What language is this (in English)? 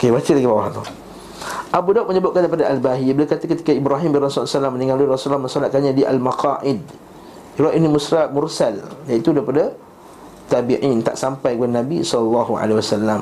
Malay